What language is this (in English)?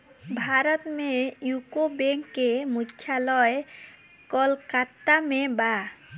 Bhojpuri